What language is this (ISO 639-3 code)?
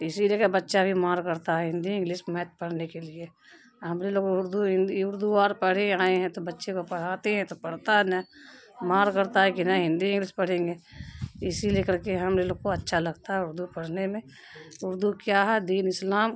urd